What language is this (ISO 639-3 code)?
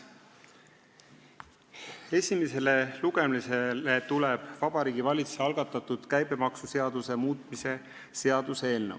est